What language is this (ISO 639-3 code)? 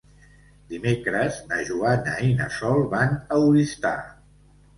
cat